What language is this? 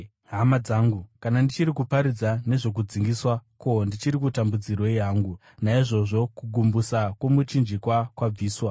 Shona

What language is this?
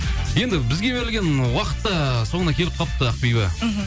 Kazakh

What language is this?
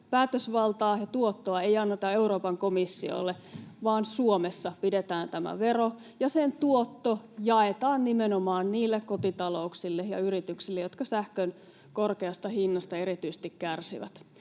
Finnish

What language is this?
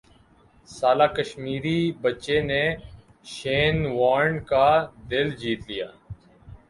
Urdu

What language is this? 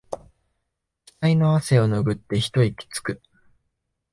Japanese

